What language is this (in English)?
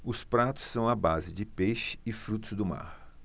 Portuguese